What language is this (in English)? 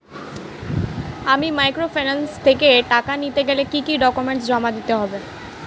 Bangla